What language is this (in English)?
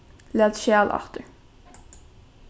Faroese